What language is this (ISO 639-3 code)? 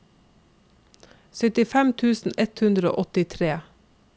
nor